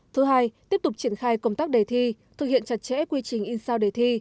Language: Vietnamese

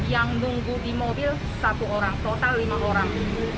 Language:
Indonesian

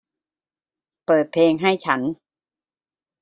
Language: Thai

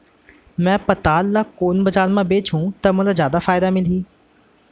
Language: Chhattisgarhi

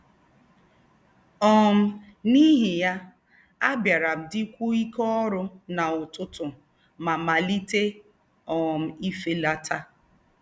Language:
Igbo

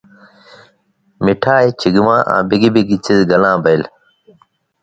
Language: Indus Kohistani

